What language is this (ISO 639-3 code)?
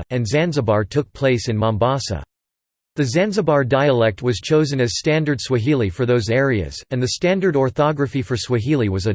eng